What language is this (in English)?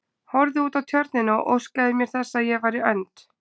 Icelandic